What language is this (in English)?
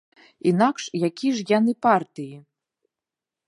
Belarusian